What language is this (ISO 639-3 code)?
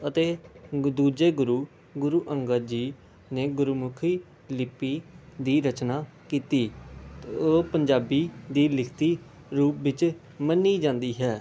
pan